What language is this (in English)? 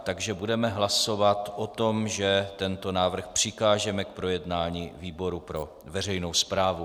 Czech